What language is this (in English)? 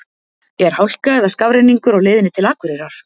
Icelandic